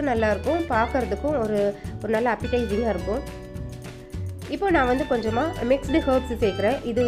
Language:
Arabic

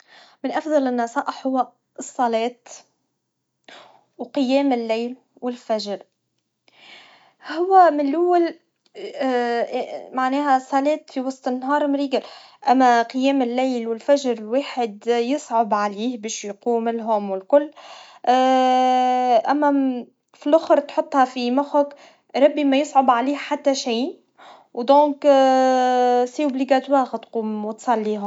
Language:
Tunisian Arabic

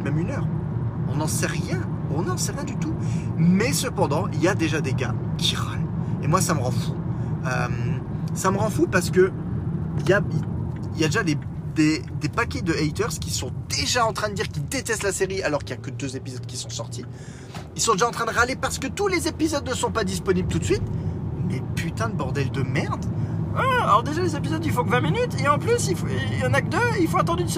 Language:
French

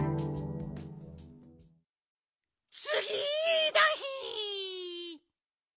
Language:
Japanese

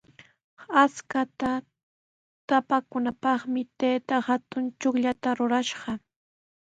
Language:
Sihuas Ancash Quechua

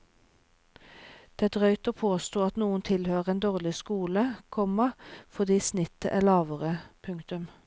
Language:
Norwegian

